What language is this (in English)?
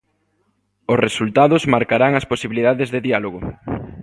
Galician